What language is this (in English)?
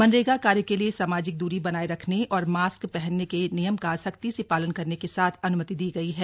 Hindi